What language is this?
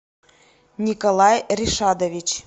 Russian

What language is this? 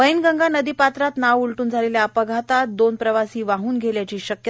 Marathi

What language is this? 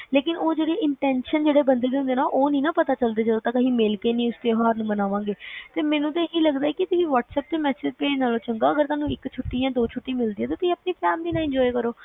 Punjabi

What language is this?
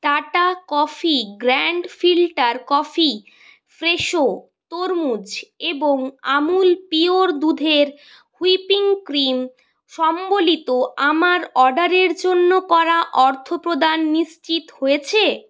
Bangla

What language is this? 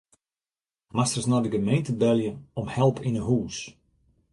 Western Frisian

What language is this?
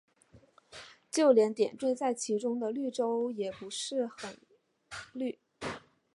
Chinese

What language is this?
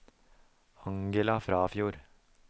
Norwegian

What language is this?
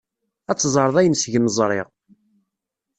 Kabyle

